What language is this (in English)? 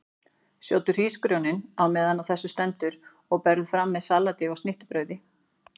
Icelandic